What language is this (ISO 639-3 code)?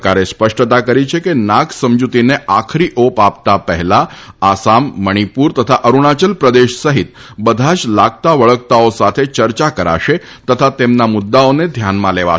guj